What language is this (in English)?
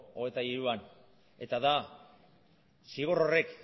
Basque